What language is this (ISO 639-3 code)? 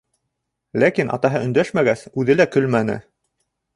bak